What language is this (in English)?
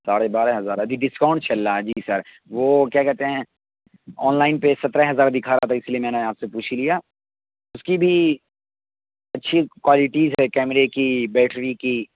Urdu